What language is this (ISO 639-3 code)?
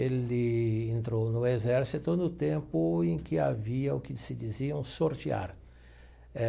por